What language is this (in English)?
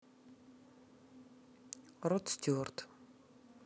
Russian